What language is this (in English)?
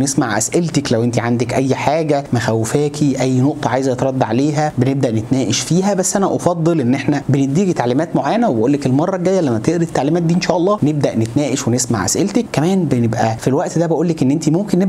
Arabic